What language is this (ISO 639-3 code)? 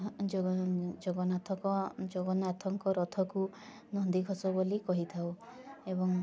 ori